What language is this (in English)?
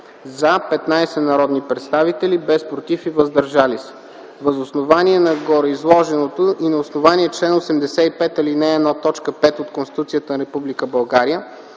Bulgarian